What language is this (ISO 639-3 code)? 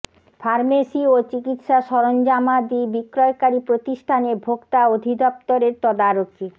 ben